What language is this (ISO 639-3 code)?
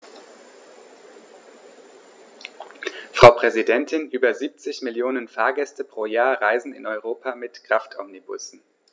deu